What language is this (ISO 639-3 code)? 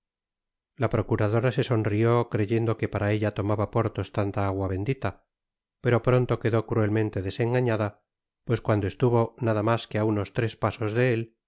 spa